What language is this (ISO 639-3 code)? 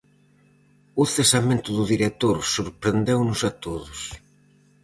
glg